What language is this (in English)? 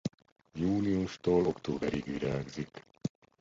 Hungarian